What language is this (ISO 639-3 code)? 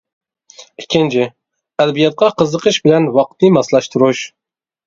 uig